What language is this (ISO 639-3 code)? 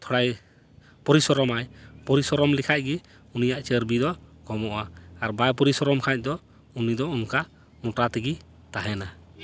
sat